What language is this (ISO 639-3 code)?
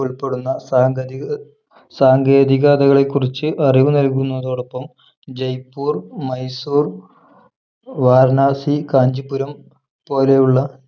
mal